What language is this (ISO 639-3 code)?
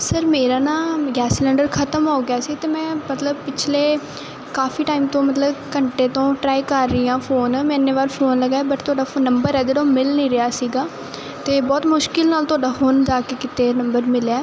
pan